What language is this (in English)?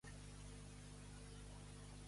Catalan